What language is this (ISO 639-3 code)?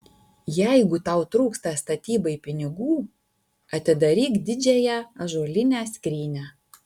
lit